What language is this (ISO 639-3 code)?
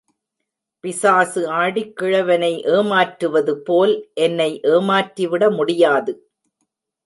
tam